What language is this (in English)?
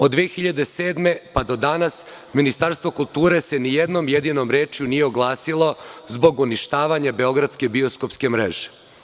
Serbian